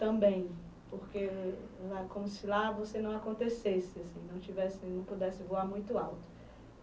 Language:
Portuguese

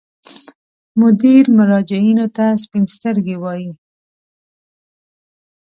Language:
Pashto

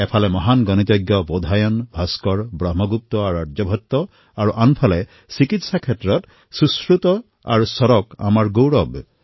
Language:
Assamese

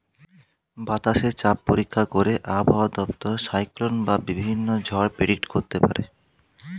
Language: Bangla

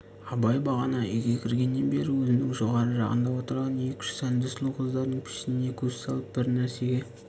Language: Kazakh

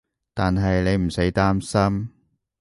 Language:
Cantonese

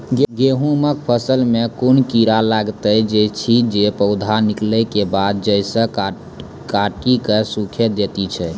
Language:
Maithili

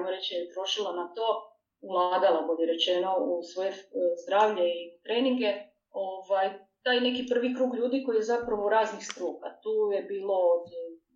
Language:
Croatian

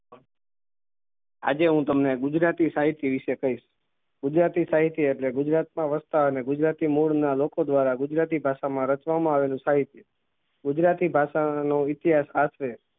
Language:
Gujarati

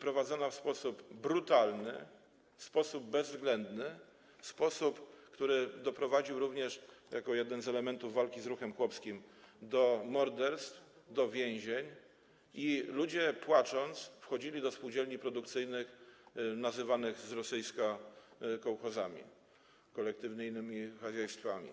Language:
Polish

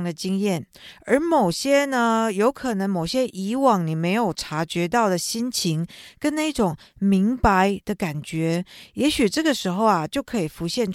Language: Chinese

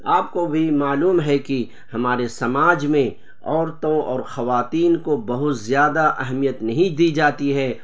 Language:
Urdu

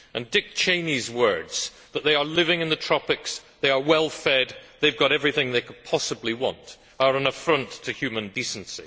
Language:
English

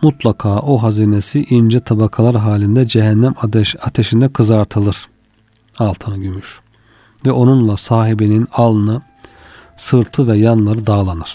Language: Turkish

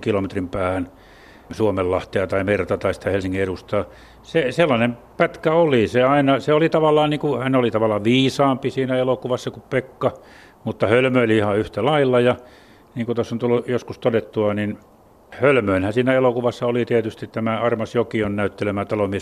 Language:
Finnish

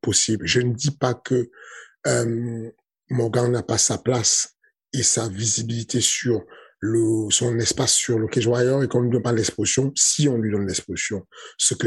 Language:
French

